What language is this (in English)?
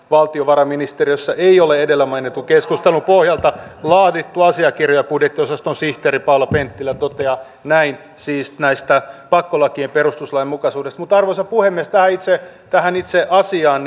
Finnish